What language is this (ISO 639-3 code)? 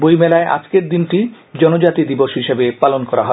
ben